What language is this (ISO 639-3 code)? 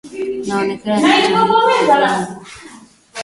swa